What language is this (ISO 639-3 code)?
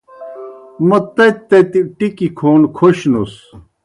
plk